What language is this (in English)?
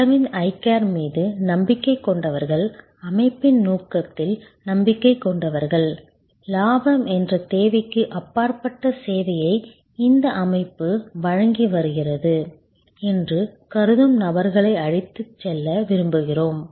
Tamil